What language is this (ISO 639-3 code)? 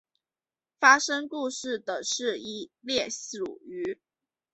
zho